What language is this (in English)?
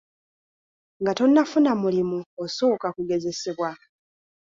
Ganda